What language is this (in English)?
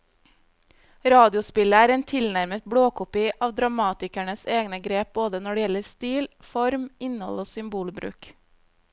Norwegian